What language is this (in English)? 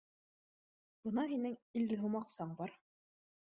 Bashkir